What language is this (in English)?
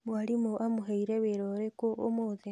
Kikuyu